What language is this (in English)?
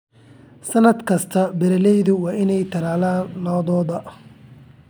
Somali